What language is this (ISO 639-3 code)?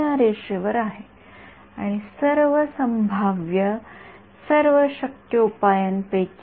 mar